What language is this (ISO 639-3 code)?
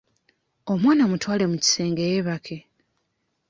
lug